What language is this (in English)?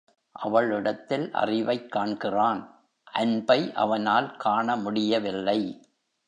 Tamil